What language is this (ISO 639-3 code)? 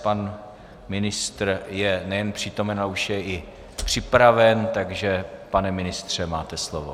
ces